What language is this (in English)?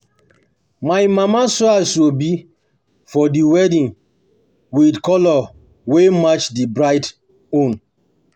Nigerian Pidgin